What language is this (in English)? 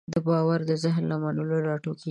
Pashto